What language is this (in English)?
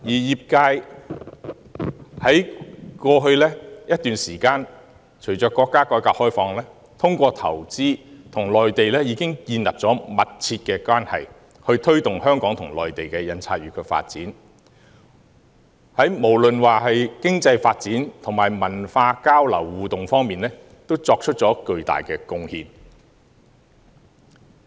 Cantonese